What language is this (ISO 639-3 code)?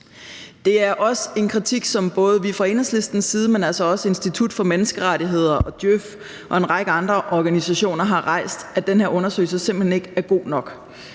dan